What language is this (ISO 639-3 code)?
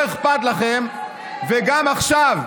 heb